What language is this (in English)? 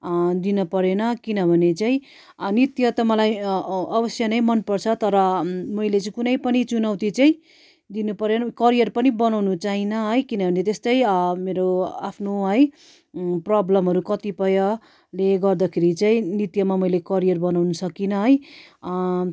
Nepali